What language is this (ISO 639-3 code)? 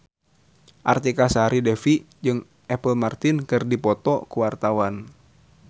sun